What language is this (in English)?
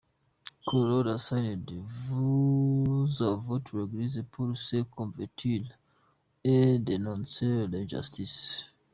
Kinyarwanda